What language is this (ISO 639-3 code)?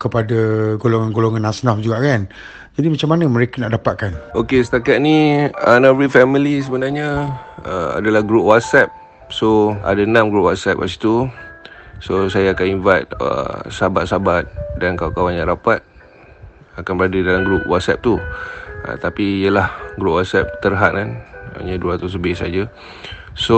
msa